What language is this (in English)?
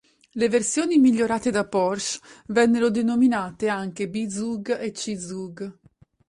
Italian